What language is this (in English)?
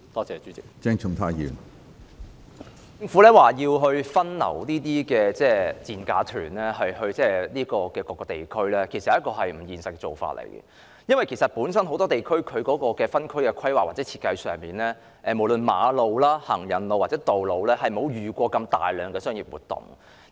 Cantonese